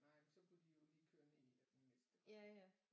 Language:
Danish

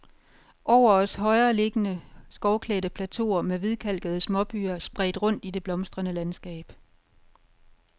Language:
Danish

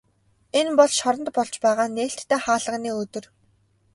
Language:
Mongolian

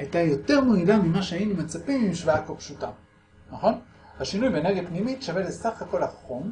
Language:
Hebrew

